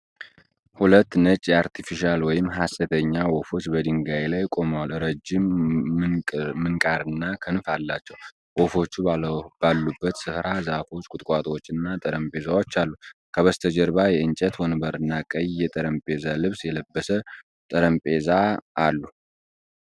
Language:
Amharic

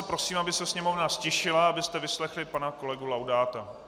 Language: Czech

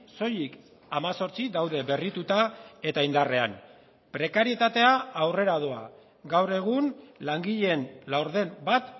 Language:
Basque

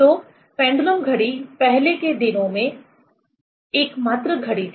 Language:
Hindi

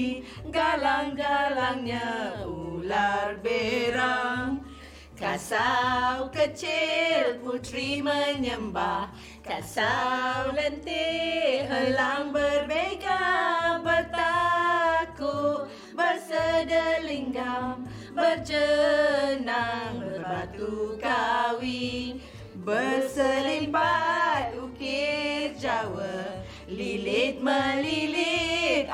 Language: Malay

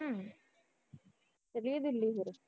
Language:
Punjabi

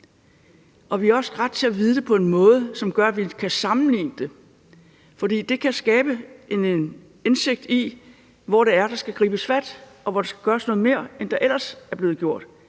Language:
Danish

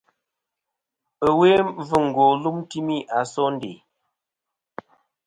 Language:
Kom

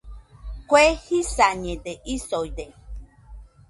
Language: Nüpode Huitoto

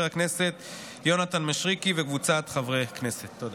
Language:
Hebrew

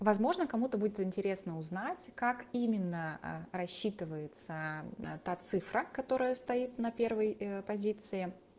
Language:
Russian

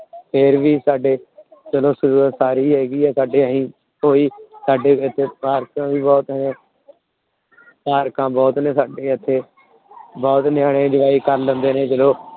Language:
Punjabi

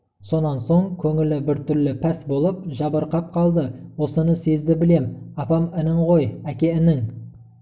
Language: Kazakh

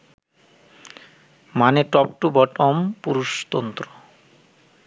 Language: Bangla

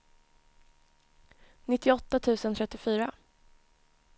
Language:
Swedish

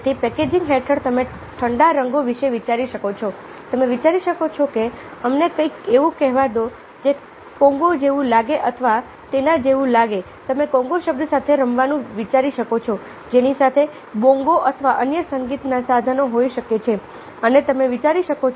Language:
Gujarati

